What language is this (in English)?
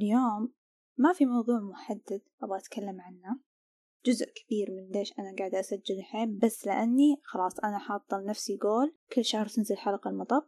Arabic